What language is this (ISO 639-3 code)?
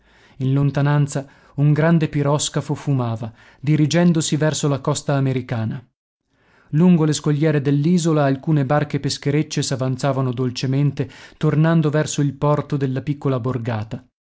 ita